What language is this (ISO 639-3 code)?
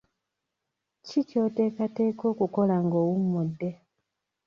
lug